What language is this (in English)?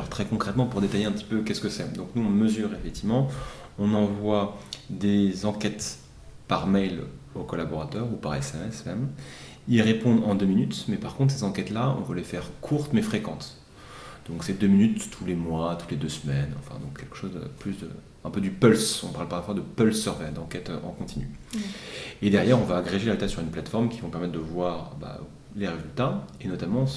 French